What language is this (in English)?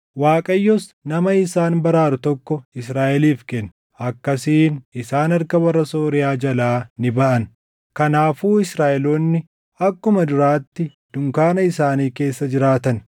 Oromo